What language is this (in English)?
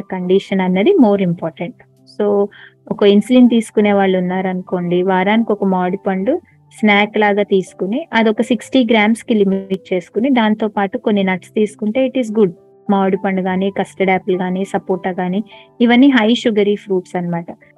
Telugu